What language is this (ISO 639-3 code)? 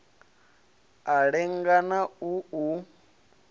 ven